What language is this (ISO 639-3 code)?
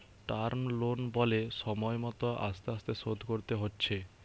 ben